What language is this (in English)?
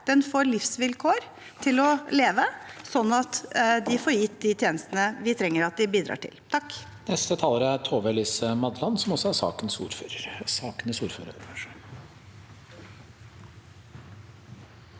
Norwegian